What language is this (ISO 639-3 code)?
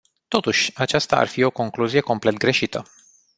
ron